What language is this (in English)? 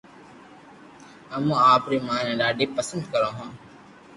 Loarki